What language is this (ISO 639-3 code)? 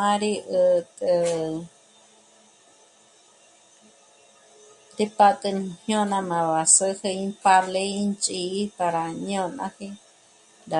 mmc